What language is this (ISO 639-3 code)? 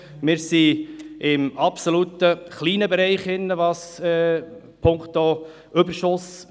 gsw